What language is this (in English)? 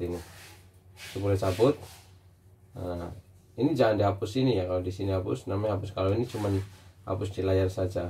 Indonesian